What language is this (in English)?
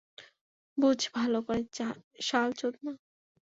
Bangla